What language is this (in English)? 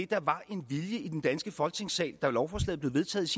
Danish